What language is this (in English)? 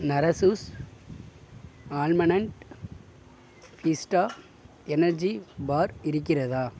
Tamil